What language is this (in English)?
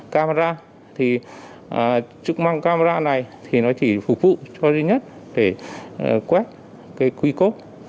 Vietnamese